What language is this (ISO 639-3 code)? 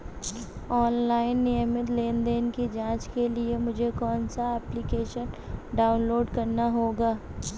hin